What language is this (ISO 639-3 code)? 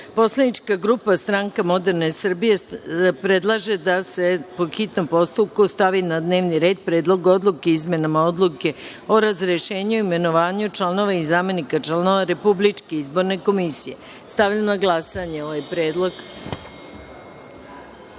srp